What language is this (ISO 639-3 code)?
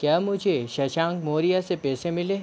hin